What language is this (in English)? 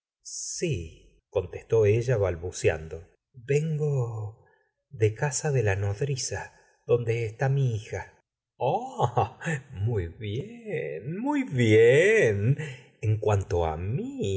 Spanish